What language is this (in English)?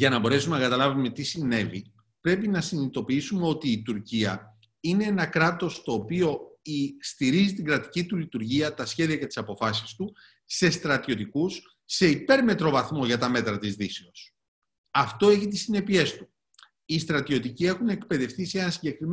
Greek